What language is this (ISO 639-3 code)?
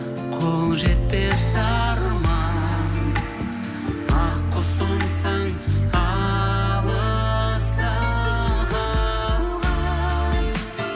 kaz